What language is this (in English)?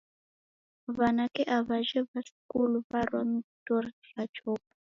Taita